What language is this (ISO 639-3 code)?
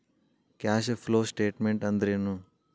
kan